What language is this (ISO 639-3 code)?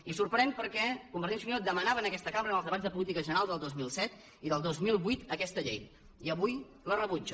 cat